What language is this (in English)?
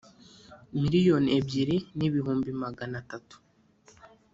Kinyarwanda